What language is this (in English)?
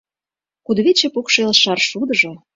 Mari